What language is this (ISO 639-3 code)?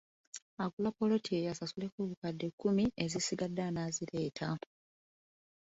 lug